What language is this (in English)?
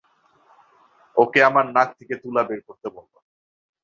Bangla